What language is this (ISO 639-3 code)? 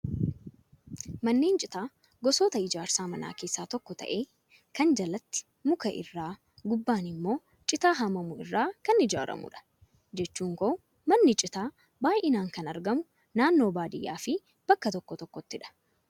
orm